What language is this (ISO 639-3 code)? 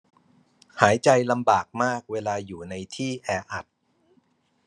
tha